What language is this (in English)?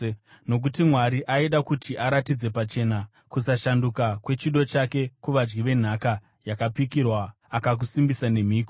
Shona